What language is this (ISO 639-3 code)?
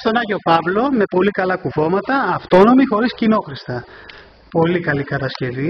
ell